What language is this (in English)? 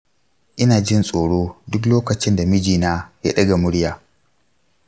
Hausa